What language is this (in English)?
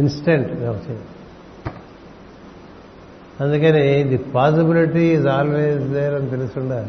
Telugu